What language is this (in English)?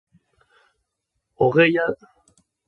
Basque